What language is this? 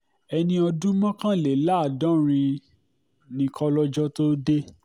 Yoruba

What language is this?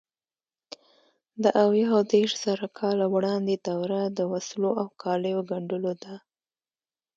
Pashto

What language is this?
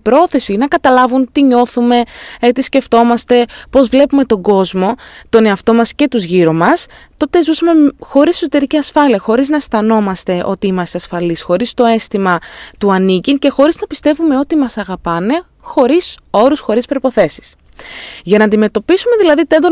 Greek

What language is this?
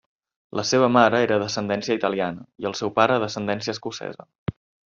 Catalan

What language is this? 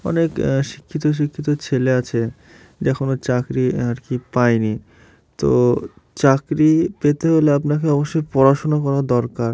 Bangla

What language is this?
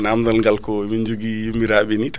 Fula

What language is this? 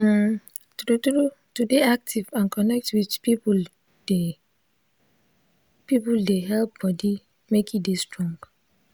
Nigerian Pidgin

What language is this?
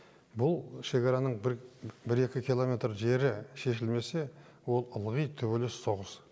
Kazakh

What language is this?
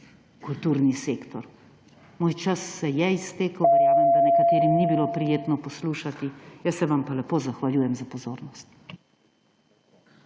Slovenian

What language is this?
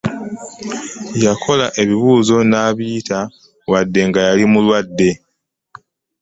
Ganda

